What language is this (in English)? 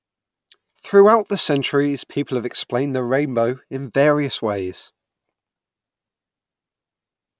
English